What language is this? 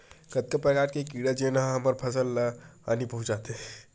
Chhattisgarhi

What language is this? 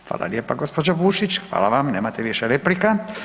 Croatian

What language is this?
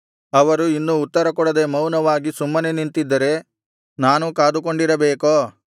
Kannada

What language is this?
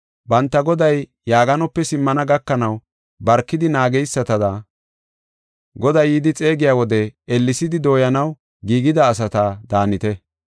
Gofa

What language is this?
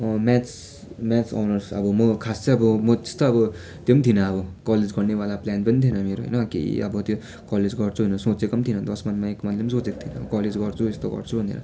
Nepali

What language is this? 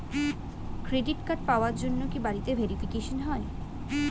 Bangla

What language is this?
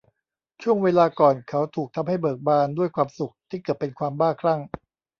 Thai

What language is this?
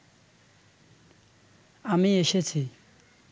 Bangla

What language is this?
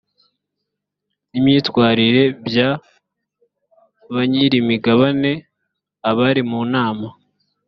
Kinyarwanda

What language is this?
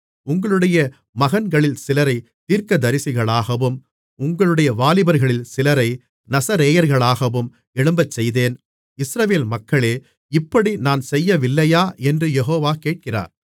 Tamil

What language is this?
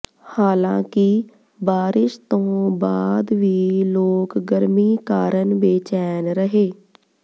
Punjabi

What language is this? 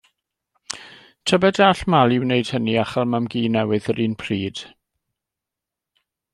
Welsh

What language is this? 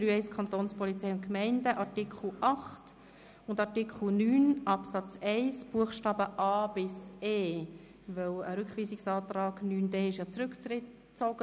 Swiss German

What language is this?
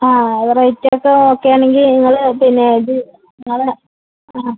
Malayalam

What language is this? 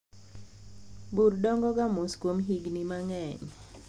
Luo (Kenya and Tanzania)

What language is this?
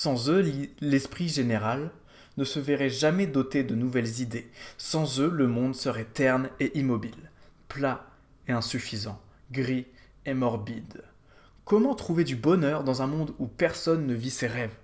French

